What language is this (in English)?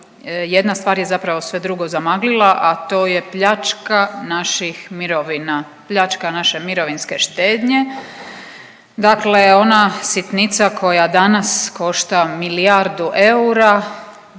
Croatian